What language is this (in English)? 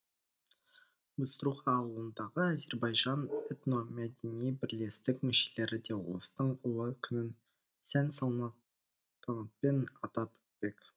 Kazakh